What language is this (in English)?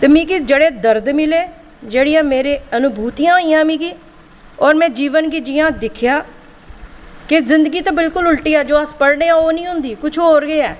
Dogri